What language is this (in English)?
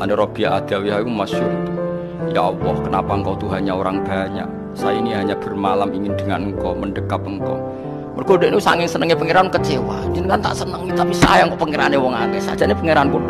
Indonesian